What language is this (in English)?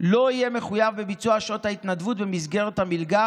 Hebrew